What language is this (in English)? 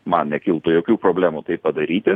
Lithuanian